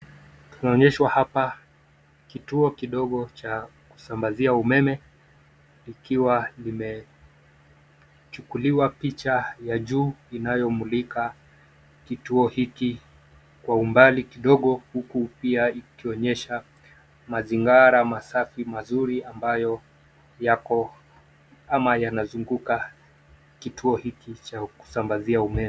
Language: Swahili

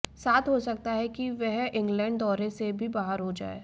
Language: Hindi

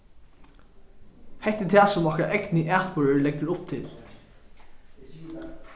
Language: Faroese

